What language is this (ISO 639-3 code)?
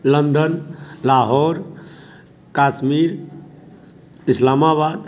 mai